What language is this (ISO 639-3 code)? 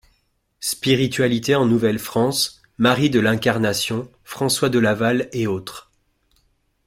fra